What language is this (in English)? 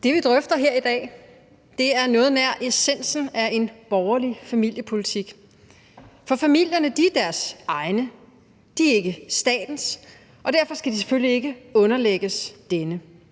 Danish